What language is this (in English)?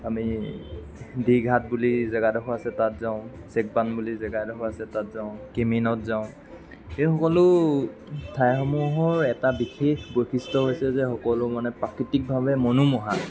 Assamese